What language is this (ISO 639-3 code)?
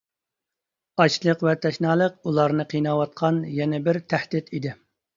uig